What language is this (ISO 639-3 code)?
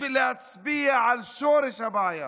heb